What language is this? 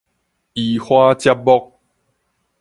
Min Nan Chinese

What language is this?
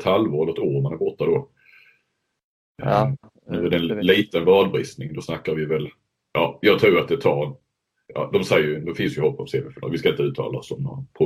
Swedish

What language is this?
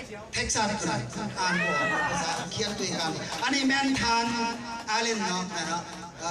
Thai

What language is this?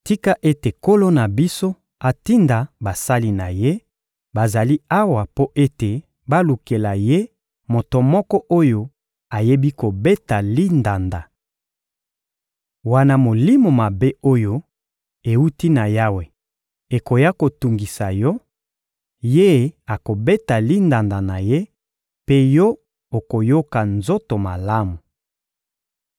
Lingala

